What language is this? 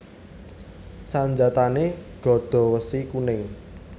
Javanese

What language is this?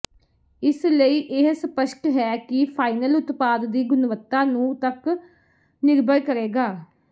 Punjabi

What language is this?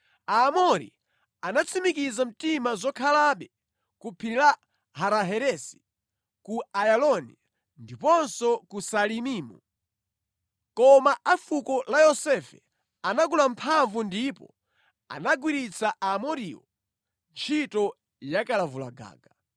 Nyanja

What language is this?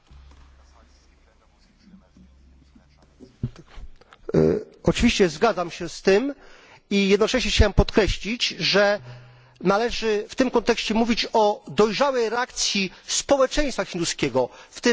Polish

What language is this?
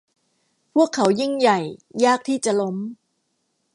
Thai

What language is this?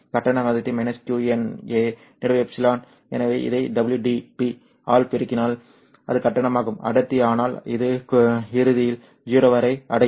Tamil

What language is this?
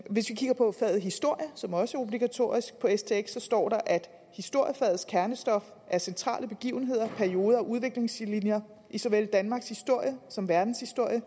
Danish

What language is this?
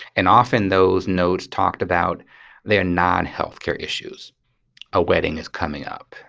English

